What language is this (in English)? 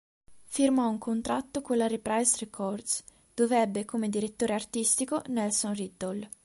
Italian